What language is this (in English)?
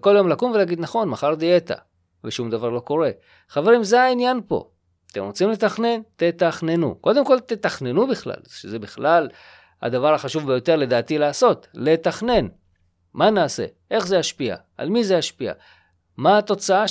Hebrew